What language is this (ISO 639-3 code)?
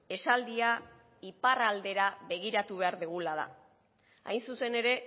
eus